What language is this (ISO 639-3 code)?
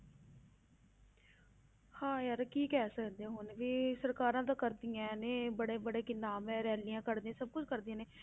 pan